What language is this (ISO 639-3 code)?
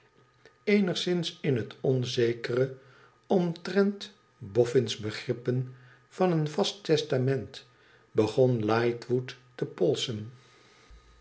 nld